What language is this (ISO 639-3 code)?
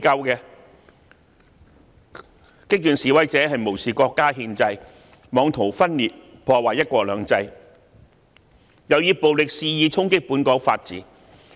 yue